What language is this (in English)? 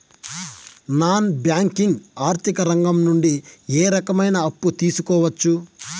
Telugu